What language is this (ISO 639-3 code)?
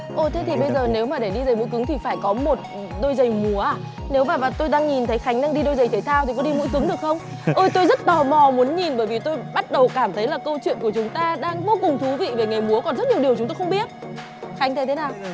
vie